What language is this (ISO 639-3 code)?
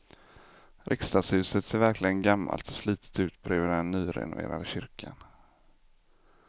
swe